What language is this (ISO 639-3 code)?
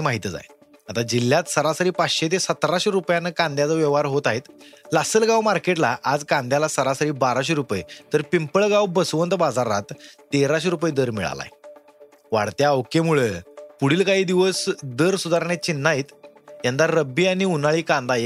mar